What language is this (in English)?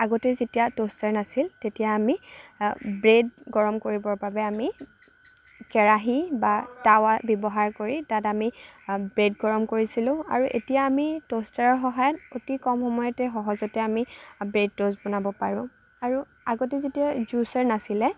Assamese